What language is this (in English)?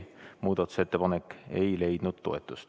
Estonian